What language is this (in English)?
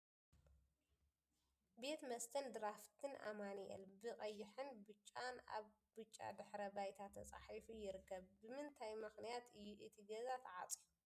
Tigrinya